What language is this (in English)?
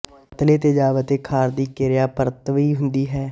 Punjabi